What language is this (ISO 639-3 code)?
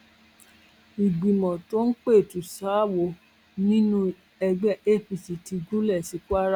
yor